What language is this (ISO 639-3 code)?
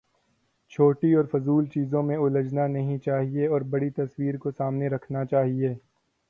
urd